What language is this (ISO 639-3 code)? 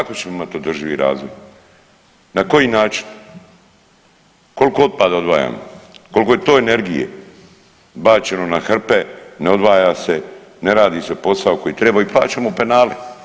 hrv